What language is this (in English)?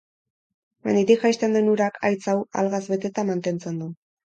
Basque